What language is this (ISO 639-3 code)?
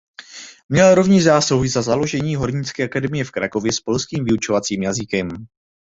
ces